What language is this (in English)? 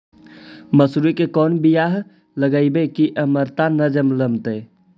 Magahi